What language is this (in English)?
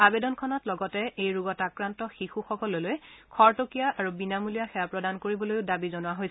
Assamese